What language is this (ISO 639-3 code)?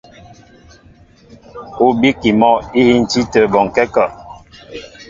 mbo